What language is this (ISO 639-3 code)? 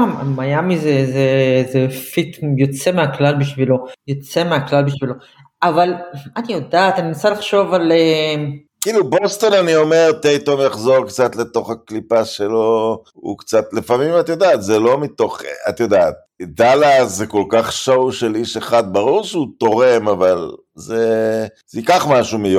heb